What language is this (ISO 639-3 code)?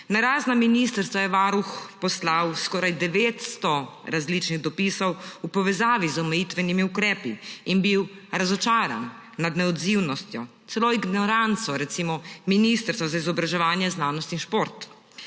slv